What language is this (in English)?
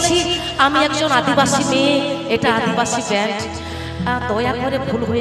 Arabic